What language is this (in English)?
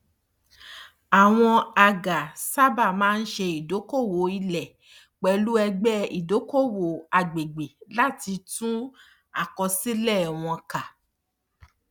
Yoruba